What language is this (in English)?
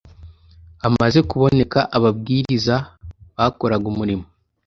Kinyarwanda